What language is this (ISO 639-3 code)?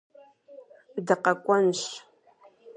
kbd